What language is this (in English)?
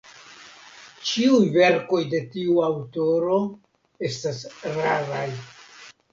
Esperanto